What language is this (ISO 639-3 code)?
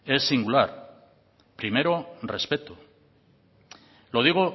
spa